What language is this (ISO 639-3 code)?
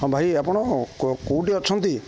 ori